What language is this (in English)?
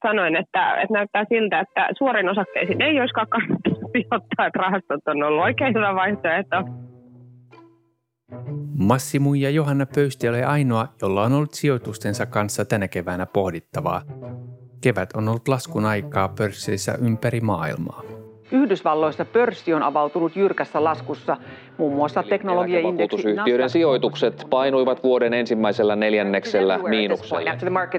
Finnish